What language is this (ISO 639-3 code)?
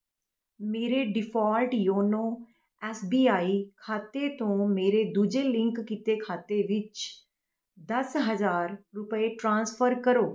pan